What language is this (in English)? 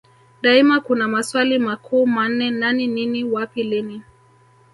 Swahili